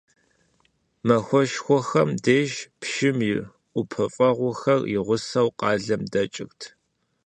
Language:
Kabardian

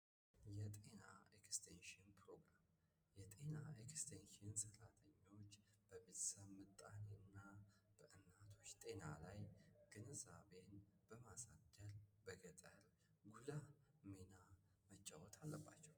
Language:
Amharic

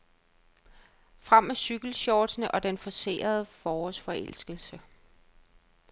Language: Danish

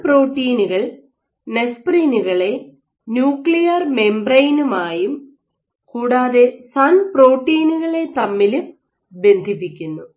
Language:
Malayalam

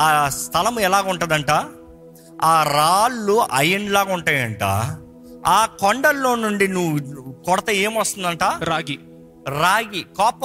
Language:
Telugu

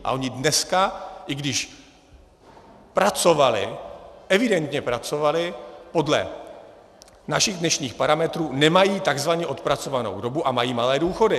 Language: Czech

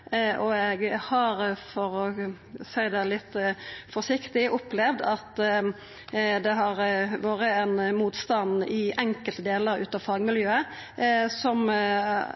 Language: Norwegian Nynorsk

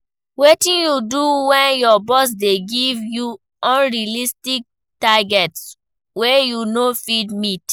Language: Nigerian Pidgin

